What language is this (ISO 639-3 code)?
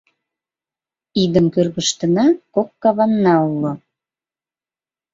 chm